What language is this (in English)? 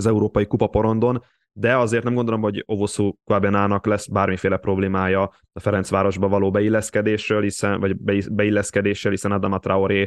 Hungarian